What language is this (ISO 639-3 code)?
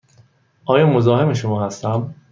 fas